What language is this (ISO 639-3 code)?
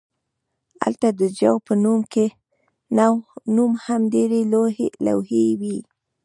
pus